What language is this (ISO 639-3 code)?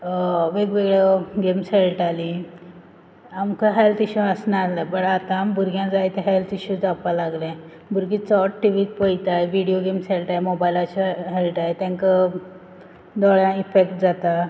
kok